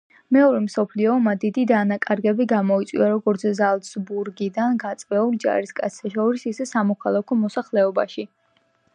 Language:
Georgian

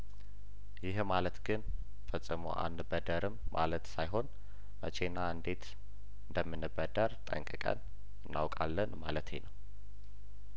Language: Amharic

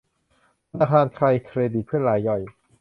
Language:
Thai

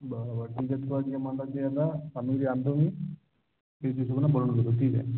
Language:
Marathi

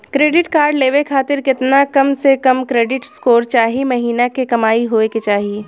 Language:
Bhojpuri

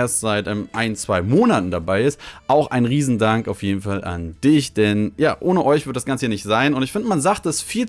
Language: German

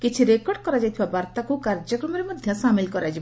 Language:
Odia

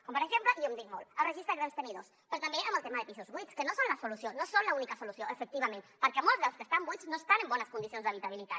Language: Catalan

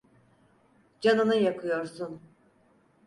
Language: Turkish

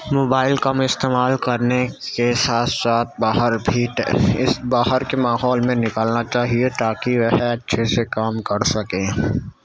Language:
Urdu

